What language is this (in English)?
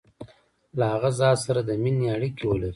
Pashto